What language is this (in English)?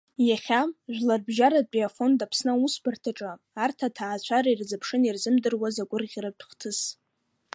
Abkhazian